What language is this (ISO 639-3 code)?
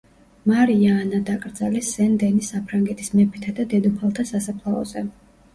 kat